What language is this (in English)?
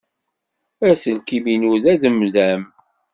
Kabyle